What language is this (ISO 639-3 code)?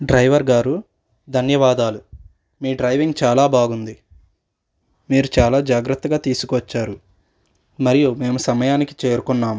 tel